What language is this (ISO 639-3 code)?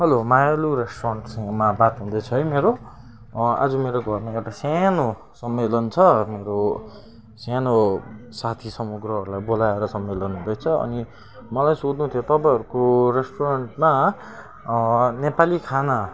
nep